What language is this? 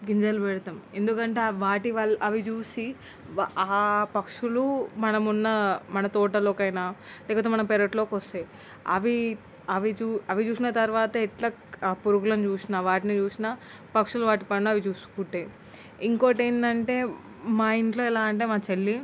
Telugu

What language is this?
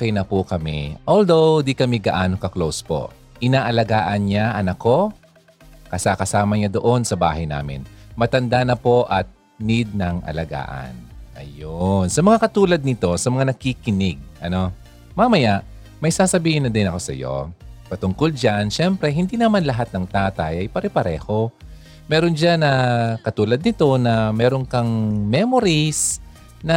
Filipino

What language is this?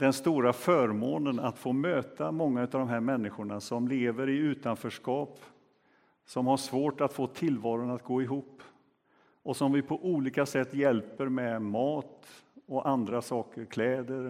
Swedish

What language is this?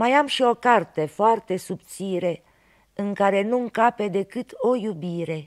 Romanian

